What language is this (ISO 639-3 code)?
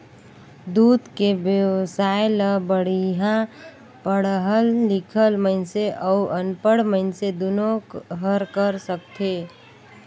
hne